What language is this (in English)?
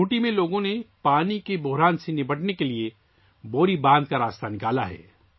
Urdu